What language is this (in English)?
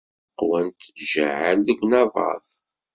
Kabyle